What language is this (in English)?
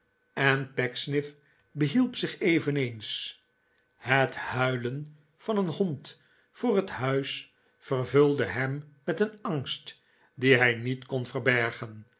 Dutch